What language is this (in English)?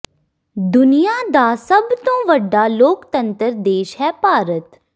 Punjabi